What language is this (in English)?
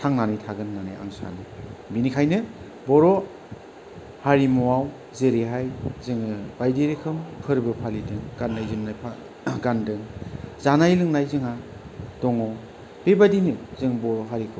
Bodo